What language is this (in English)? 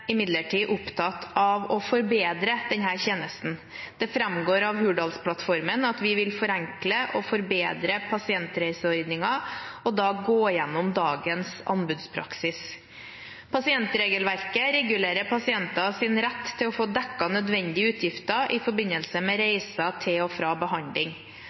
Norwegian Bokmål